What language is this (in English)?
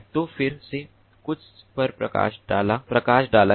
Hindi